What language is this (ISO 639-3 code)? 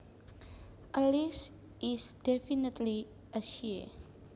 jav